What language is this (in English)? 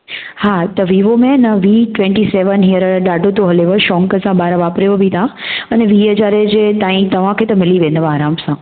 Sindhi